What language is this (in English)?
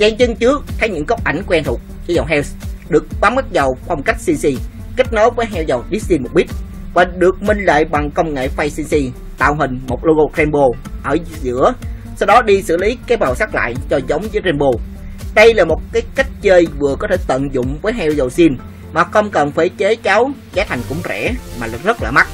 Vietnamese